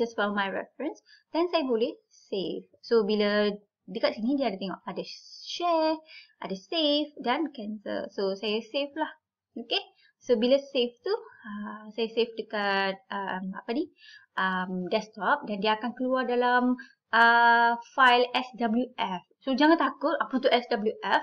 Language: Malay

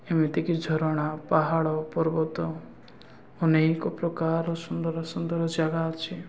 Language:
Odia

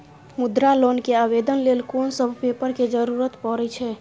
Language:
Maithili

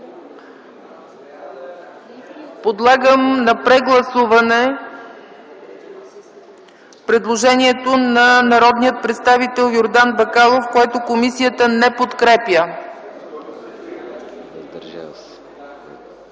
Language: Bulgarian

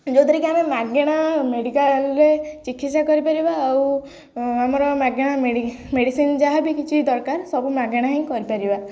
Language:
Odia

